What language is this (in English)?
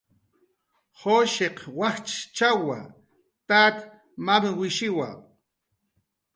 Jaqaru